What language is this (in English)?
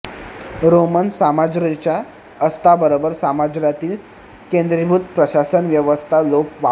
Marathi